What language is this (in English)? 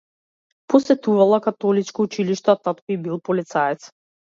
Macedonian